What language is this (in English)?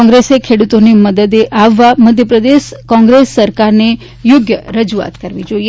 Gujarati